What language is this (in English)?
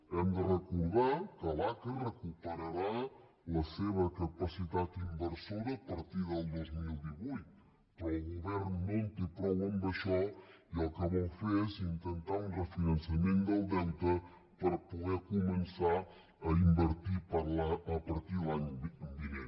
Catalan